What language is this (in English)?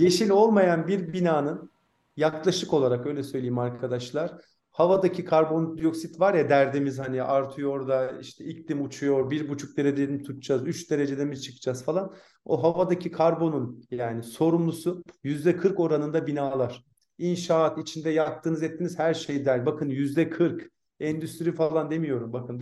Turkish